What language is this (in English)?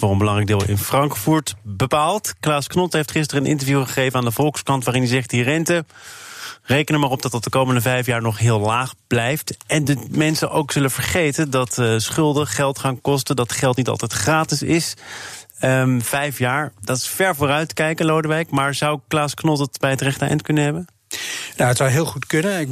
Dutch